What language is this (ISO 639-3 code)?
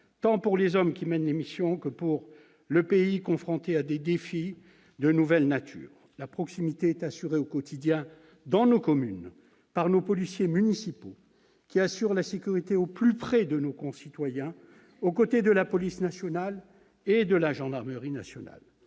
fra